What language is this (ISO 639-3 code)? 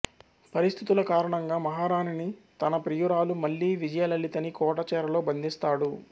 tel